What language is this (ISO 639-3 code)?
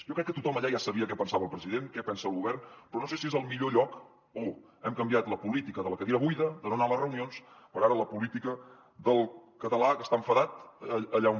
cat